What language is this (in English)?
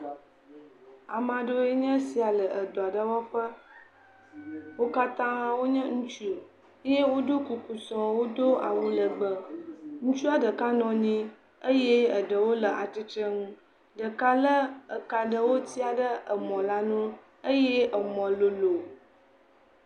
Ewe